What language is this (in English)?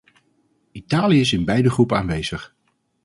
Dutch